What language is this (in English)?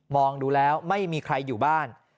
Thai